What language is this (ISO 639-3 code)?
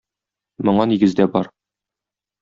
tat